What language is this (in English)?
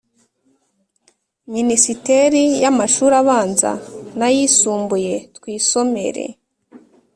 Kinyarwanda